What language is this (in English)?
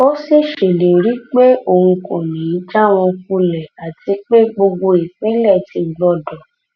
Yoruba